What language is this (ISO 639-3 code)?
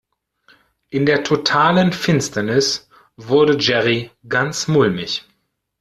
deu